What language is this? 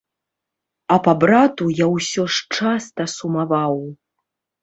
Belarusian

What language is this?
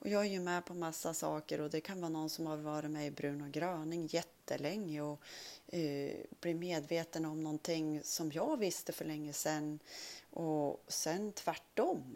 Swedish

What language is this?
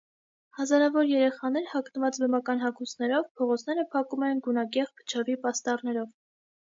Armenian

